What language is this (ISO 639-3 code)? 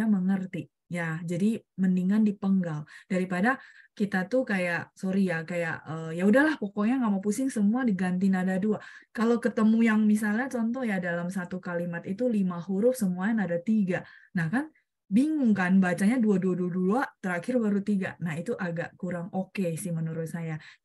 ind